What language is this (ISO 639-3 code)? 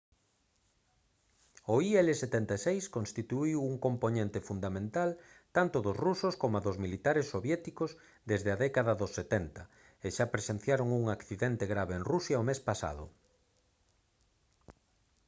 glg